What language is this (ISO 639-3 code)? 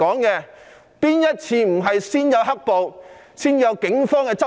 yue